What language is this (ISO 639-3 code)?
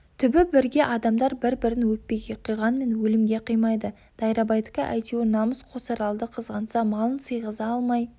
kaz